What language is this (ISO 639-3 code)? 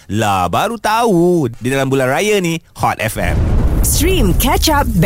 msa